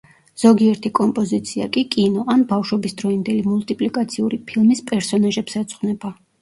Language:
Georgian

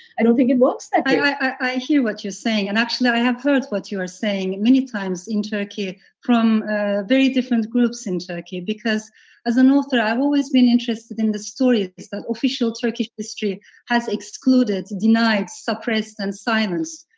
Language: English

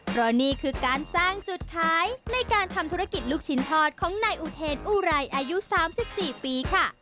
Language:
Thai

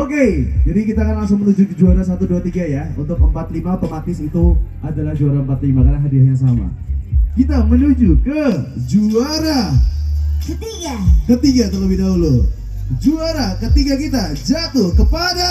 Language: Indonesian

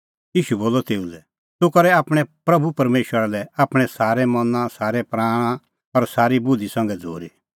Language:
Kullu Pahari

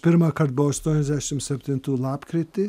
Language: Lithuanian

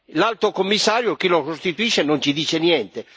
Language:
Italian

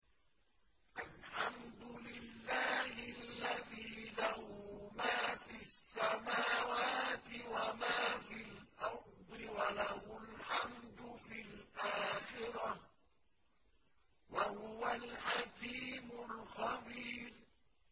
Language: Arabic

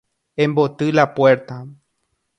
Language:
Guarani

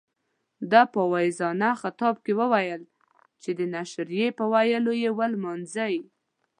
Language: Pashto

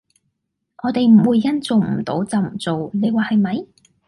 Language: Cantonese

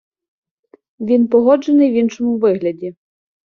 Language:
Ukrainian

